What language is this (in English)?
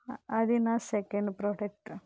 Telugu